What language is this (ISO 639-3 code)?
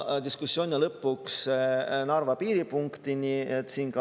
est